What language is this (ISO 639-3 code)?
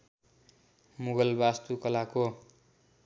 nep